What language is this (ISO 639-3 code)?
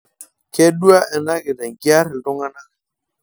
mas